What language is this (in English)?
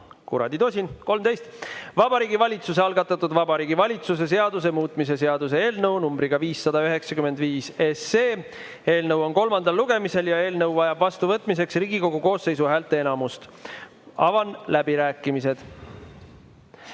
Estonian